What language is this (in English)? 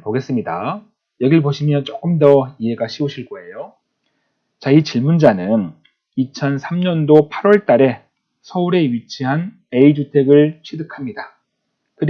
Korean